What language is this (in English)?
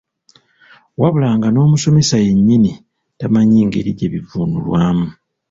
Ganda